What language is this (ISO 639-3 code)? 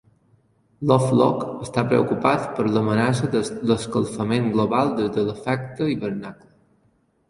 cat